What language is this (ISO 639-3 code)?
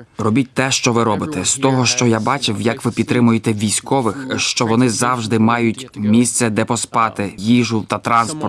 ukr